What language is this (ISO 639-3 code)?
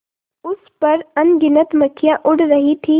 hin